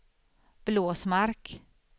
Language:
Swedish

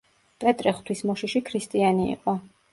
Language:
Georgian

